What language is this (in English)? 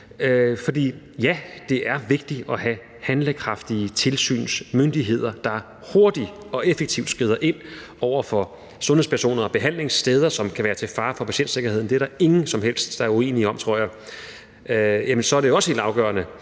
Danish